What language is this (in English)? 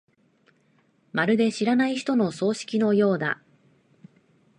Japanese